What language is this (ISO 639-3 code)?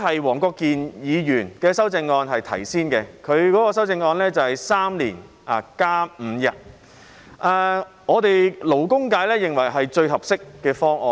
yue